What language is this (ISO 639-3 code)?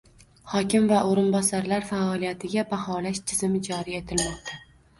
uzb